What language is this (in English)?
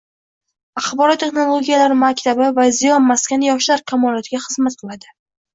Uzbek